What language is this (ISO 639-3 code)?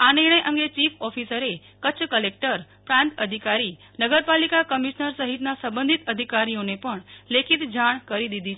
guj